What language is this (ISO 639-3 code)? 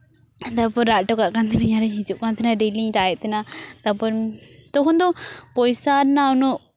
sat